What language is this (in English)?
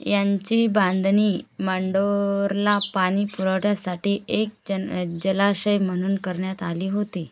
Marathi